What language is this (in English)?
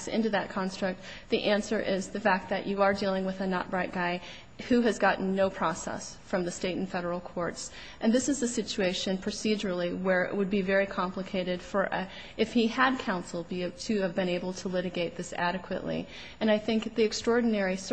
English